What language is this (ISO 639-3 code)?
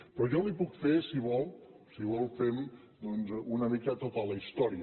cat